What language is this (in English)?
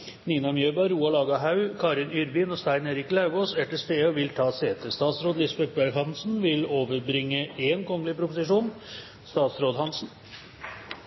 Norwegian Nynorsk